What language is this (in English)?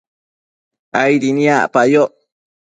Matsés